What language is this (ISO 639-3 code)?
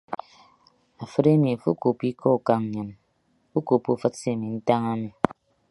ibb